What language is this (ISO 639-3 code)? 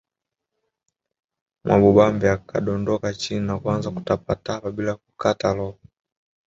swa